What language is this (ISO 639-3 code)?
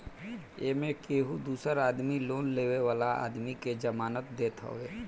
bho